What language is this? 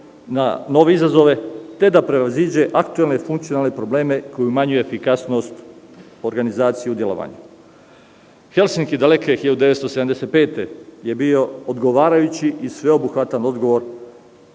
Serbian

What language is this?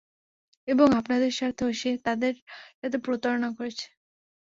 Bangla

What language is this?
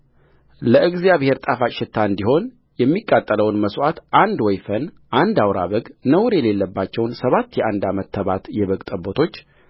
Amharic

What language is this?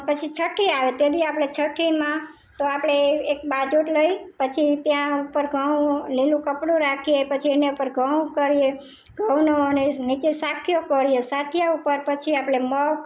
Gujarati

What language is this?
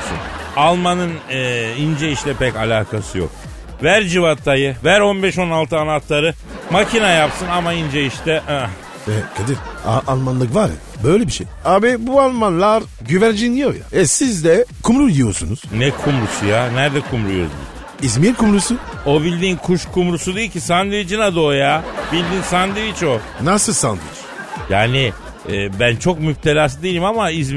Turkish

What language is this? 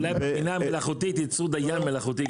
Hebrew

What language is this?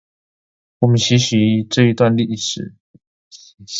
Chinese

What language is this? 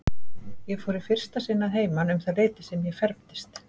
Icelandic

